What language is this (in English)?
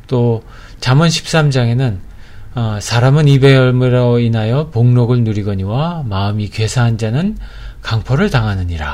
Korean